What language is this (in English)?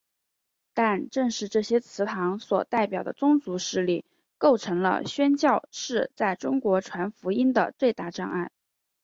Chinese